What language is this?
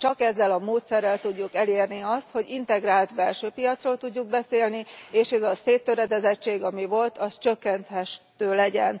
Hungarian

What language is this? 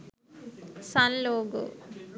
Sinhala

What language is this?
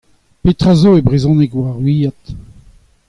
Breton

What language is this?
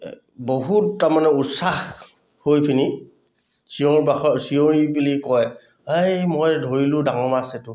Assamese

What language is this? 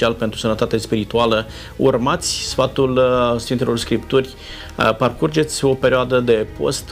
Romanian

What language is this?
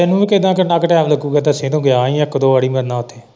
Punjabi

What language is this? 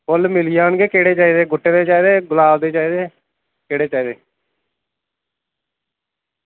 Dogri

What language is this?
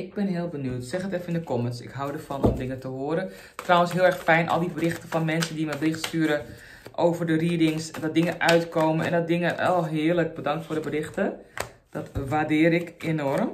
Dutch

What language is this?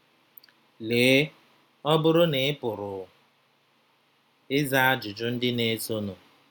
Igbo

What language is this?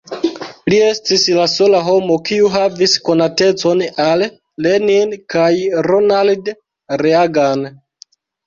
Esperanto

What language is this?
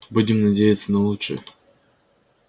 Russian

